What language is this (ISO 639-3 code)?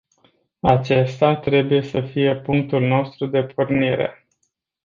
ron